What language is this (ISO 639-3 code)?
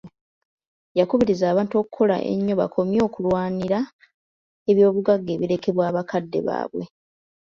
lug